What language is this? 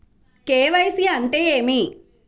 Telugu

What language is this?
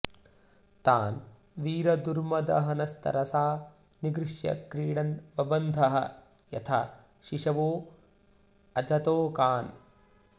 Sanskrit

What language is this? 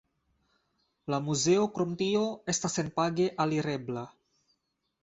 Esperanto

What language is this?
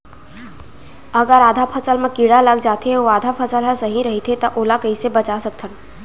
Chhattisgarhi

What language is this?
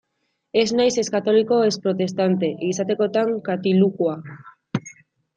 Basque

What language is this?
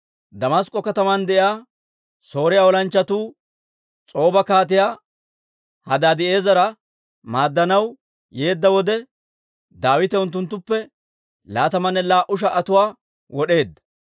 Dawro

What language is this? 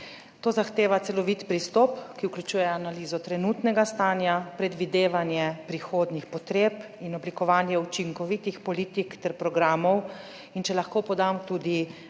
Slovenian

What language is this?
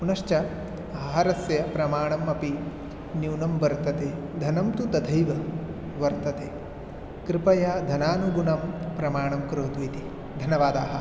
Sanskrit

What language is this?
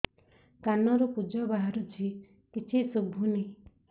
Odia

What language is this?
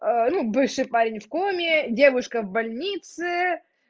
Russian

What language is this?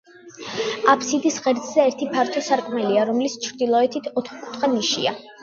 Georgian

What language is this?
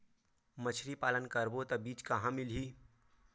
Chhattisgarhi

